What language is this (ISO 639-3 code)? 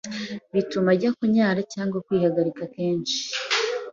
kin